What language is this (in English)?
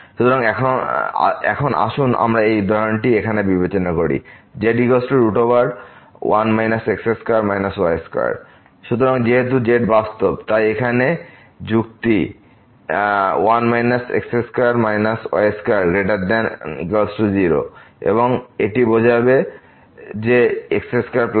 Bangla